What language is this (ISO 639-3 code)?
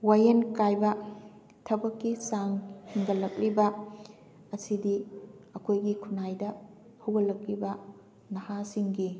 mni